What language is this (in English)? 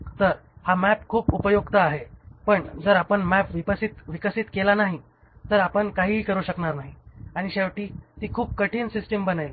Marathi